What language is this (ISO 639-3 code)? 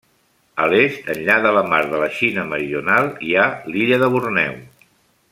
cat